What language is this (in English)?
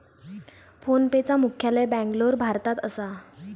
Marathi